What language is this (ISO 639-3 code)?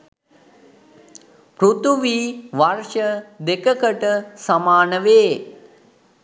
sin